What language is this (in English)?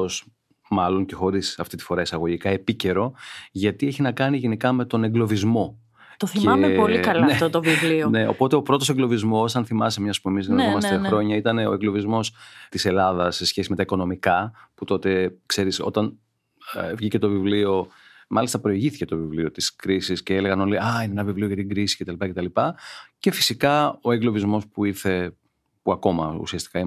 Greek